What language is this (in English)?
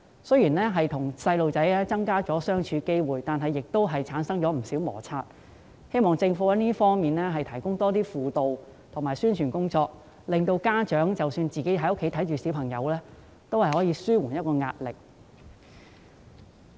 Cantonese